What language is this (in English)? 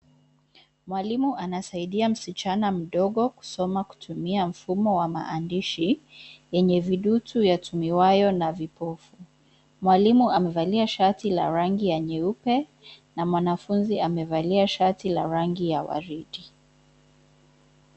Swahili